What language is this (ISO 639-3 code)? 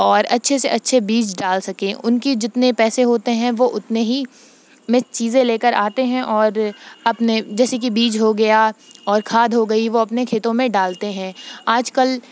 urd